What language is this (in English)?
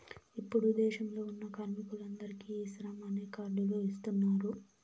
Telugu